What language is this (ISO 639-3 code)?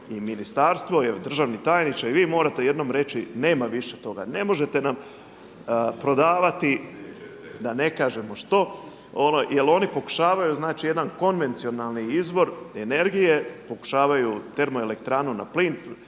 hrv